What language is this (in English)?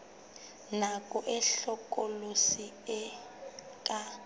Southern Sotho